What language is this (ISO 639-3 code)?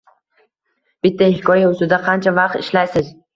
uzb